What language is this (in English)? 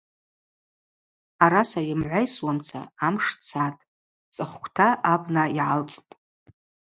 Abaza